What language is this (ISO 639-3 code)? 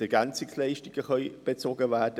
gsw